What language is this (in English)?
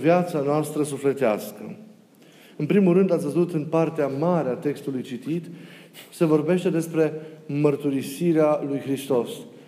Romanian